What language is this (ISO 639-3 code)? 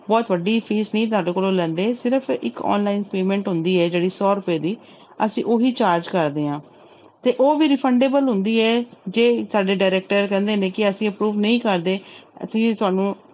pan